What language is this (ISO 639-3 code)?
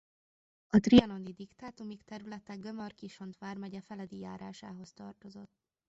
hun